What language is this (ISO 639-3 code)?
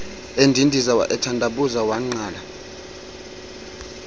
xho